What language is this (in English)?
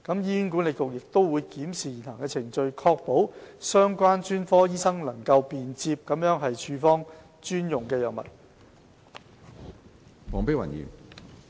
Cantonese